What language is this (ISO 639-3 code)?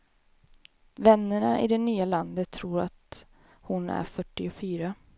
swe